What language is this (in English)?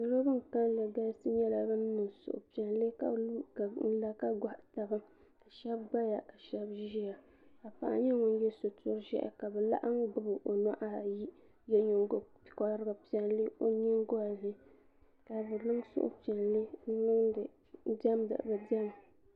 Dagbani